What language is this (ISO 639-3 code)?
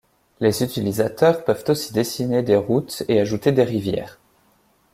fra